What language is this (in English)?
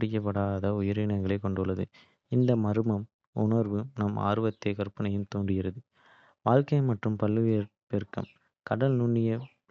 Kota (India)